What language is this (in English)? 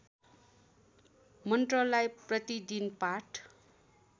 Nepali